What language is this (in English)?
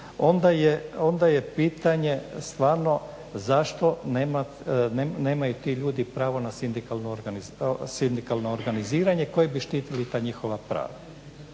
Croatian